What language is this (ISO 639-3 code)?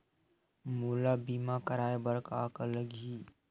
hne